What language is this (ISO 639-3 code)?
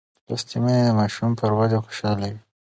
pus